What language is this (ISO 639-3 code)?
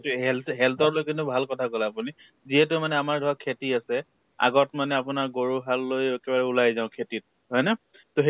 asm